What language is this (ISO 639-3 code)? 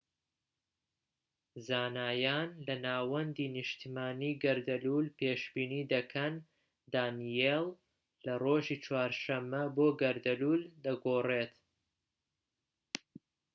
ckb